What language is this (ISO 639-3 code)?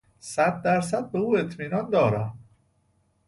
fas